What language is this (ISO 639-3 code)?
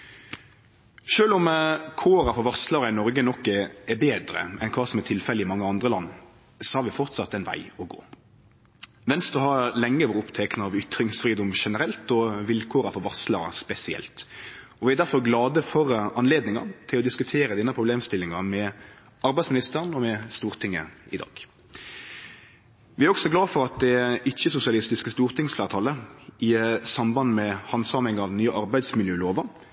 nno